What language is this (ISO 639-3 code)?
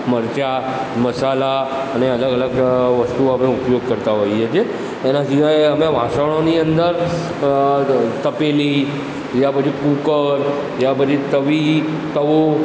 guj